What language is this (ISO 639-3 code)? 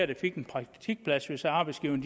dan